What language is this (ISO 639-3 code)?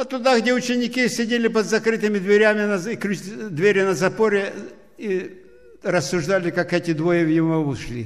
rus